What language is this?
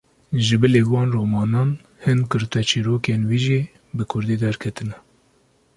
Kurdish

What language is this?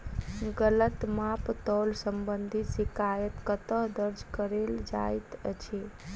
Maithili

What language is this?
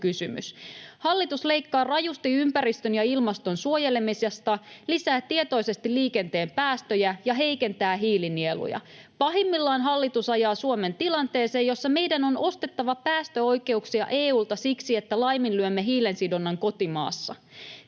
Finnish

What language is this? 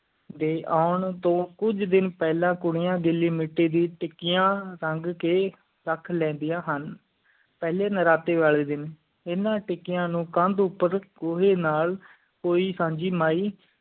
Punjabi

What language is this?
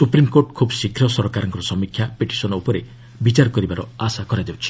Odia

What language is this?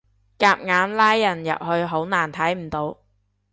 Cantonese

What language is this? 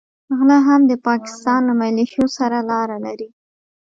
Pashto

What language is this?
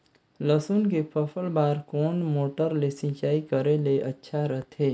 Chhattisgarhi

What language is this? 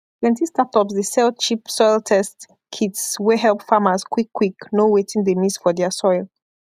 Nigerian Pidgin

